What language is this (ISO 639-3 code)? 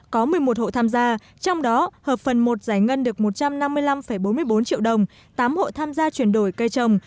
vie